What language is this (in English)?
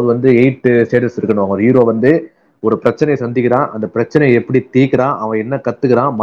Tamil